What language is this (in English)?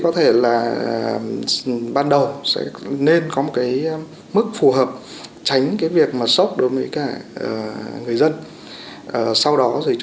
Vietnamese